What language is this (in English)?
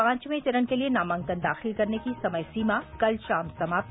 Hindi